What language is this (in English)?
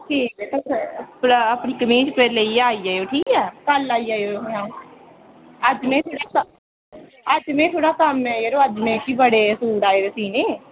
Dogri